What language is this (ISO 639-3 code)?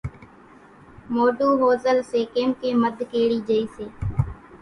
gjk